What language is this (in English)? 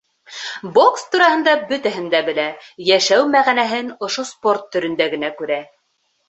Bashkir